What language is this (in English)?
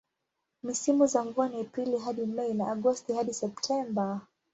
Swahili